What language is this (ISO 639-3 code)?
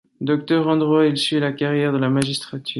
fra